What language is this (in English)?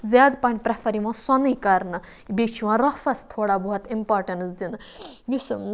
Kashmiri